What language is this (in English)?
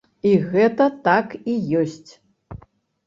Belarusian